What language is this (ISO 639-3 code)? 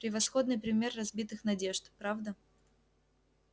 rus